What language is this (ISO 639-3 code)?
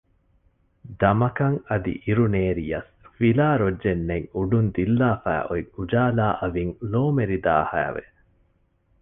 div